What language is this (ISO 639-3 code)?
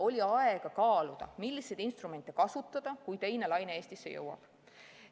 est